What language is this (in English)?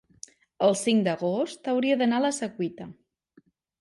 Catalan